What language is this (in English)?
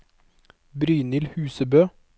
Norwegian